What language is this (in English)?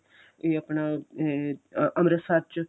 Punjabi